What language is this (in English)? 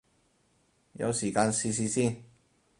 Cantonese